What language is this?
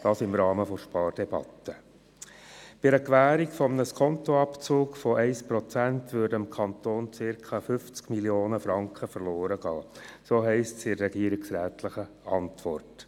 Swiss German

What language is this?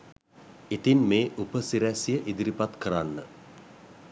Sinhala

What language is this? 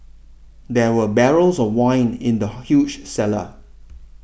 English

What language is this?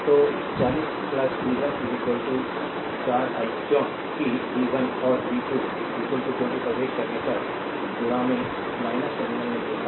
Hindi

